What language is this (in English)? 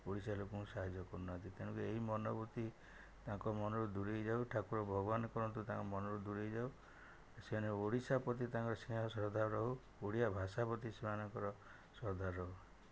Odia